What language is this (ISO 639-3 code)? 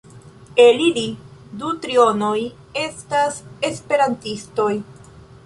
epo